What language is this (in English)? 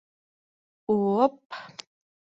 Bashkir